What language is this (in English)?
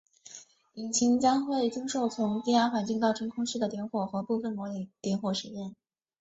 Chinese